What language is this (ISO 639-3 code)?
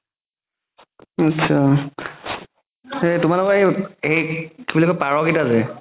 asm